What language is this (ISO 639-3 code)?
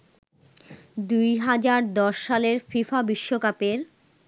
ben